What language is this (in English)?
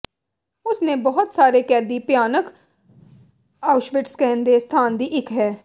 Punjabi